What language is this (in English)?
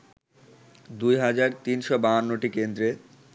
Bangla